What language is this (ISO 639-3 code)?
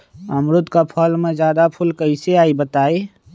mag